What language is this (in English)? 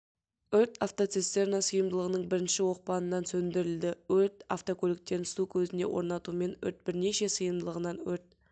Kazakh